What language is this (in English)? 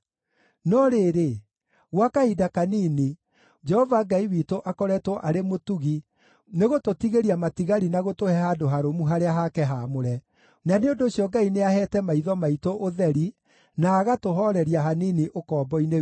Kikuyu